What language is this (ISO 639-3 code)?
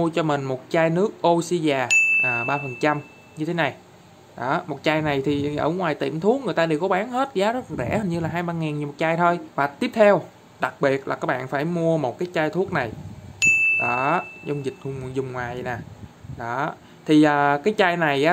vie